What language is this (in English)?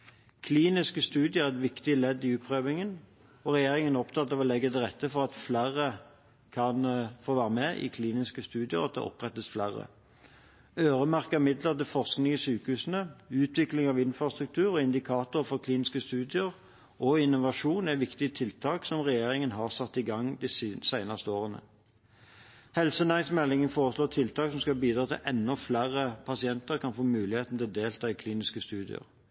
Norwegian Bokmål